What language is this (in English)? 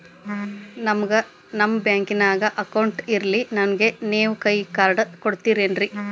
Kannada